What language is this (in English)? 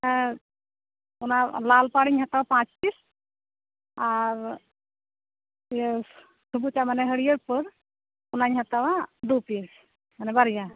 Santali